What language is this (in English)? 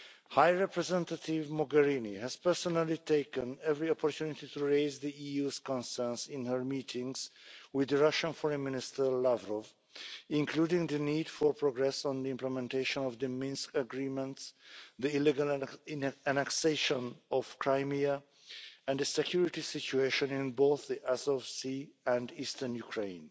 English